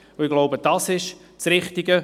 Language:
Swiss German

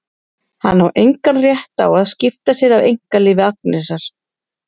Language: Icelandic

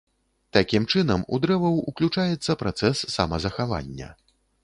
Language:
Belarusian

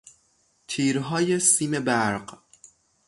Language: Persian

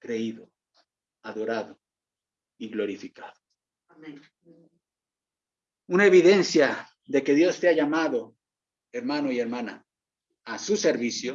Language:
Spanish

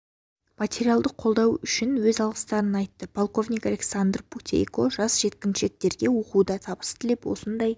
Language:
Kazakh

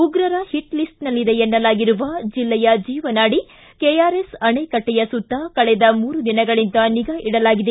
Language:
Kannada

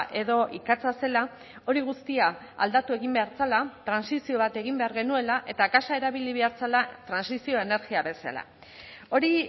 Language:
Basque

